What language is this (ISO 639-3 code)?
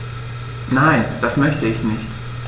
deu